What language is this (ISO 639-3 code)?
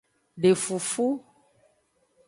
ajg